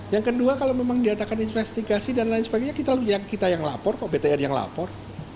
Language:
Indonesian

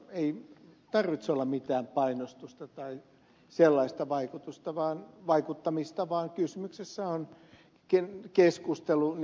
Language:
Finnish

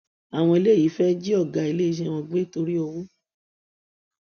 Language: Yoruba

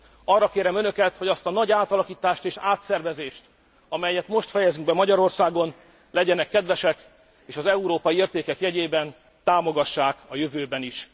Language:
Hungarian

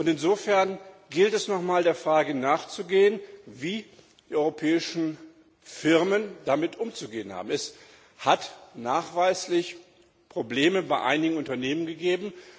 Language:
German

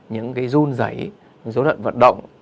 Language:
Vietnamese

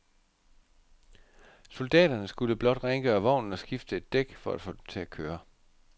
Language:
Danish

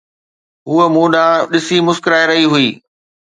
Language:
Sindhi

